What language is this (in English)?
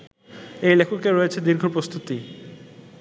Bangla